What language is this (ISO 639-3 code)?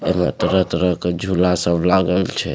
mai